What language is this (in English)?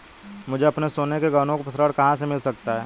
Hindi